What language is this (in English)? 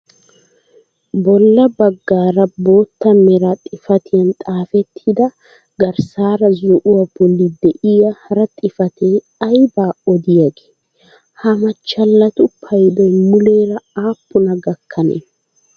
Wolaytta